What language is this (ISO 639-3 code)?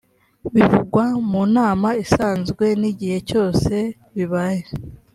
kin